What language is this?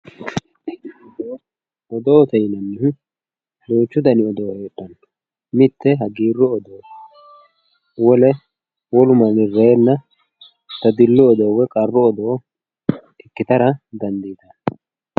Sidamo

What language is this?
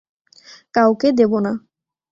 Bangla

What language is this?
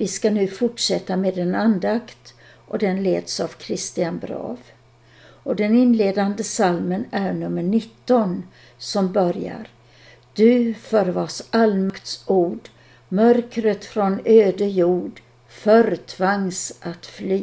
Swedish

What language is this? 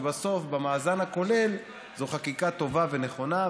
Hebrew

